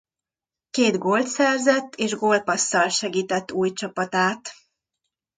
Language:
Hungarian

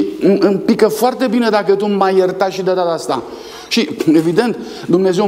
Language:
Romanian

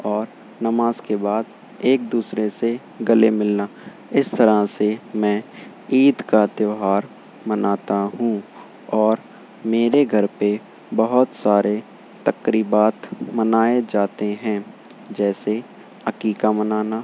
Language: Urdu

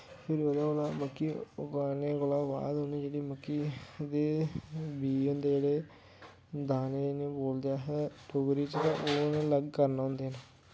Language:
Dogri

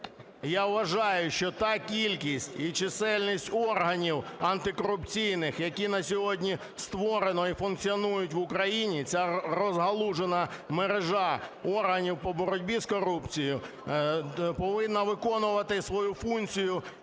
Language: Ukrainian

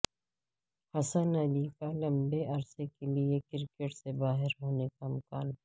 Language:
Urdu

